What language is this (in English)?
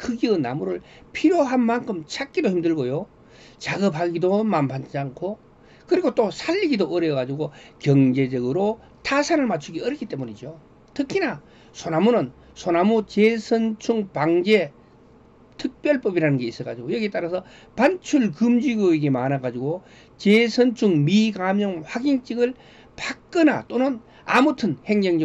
Korean